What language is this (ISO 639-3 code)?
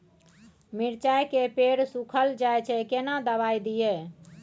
mai